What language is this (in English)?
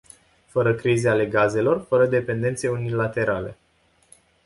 Romanian